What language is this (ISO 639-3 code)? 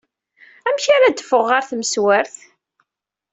kab